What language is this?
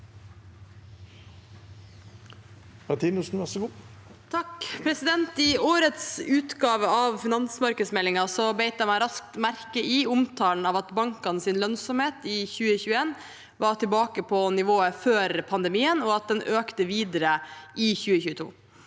Norwegian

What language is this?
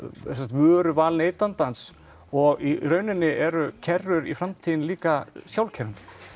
Icelandic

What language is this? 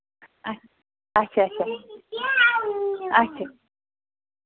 Kashmiri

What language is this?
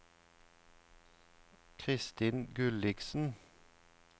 Norwegian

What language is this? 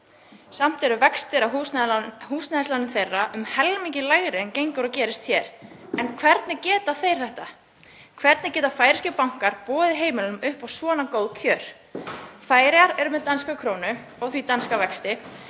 Icelandic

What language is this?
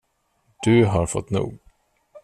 Swedish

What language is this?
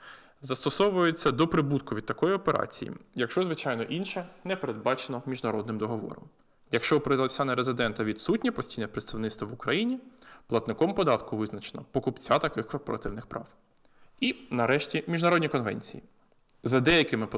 Ukrainian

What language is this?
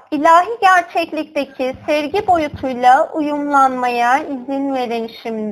Turkish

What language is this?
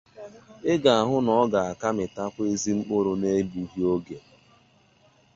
Igbo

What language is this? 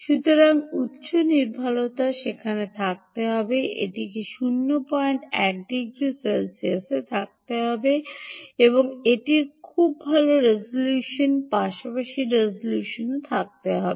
Bangla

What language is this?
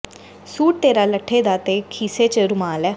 Punjabi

